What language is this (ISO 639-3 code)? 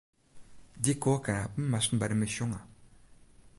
fry